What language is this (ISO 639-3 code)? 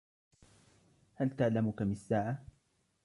ara